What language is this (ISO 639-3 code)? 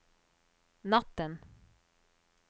nor